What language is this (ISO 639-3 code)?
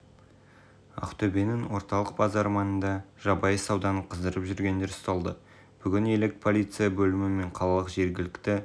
kaz